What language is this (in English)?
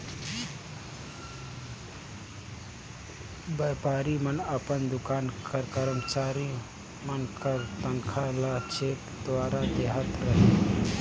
Chhattisgarhi